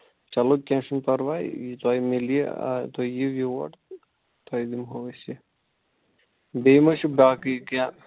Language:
Kashmiri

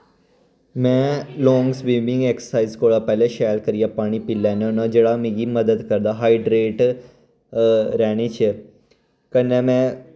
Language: Dogri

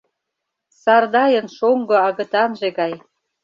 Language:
Mari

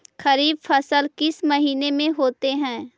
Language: Magahi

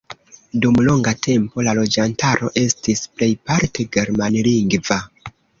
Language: Esperanto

